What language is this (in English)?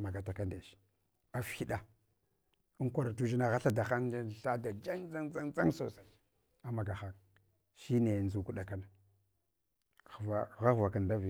Hwana